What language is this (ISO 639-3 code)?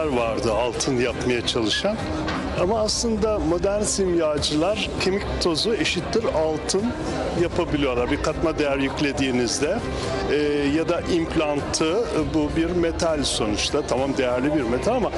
tur